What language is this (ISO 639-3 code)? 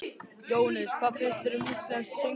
isl